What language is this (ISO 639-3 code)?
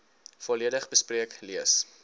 afr